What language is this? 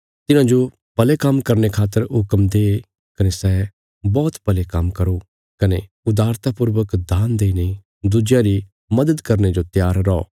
Bilaspuri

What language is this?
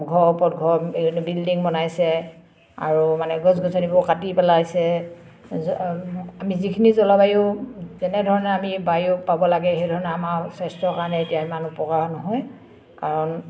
Assamese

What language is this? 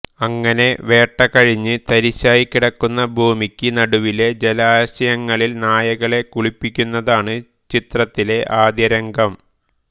Malayalam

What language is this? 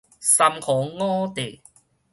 Min Nan Chinese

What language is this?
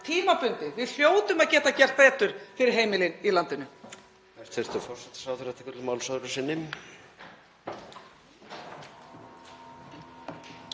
Icelandic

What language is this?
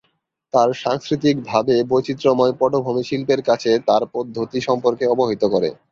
Bangla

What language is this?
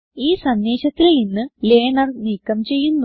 Malayalam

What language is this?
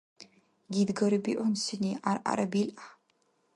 Dargwa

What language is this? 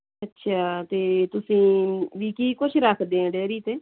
Punjabi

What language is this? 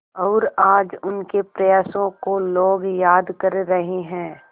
Hindi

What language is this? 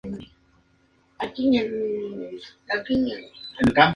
Spanish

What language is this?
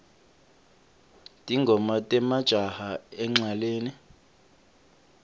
Swati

